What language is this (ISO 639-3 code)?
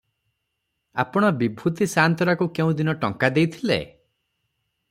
ori